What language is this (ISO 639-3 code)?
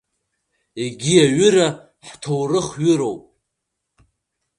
abk